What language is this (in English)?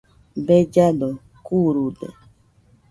Nüpode Huitoto